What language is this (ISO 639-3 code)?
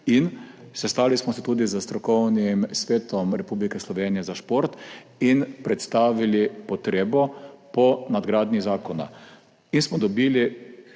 slv